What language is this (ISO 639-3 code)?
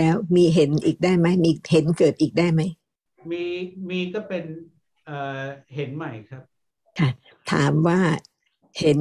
tha